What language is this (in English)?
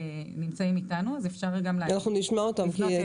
Hebrew